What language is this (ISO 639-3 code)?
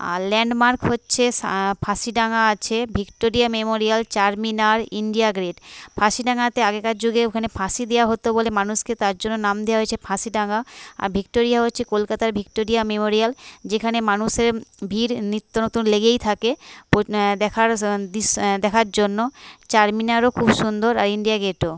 ben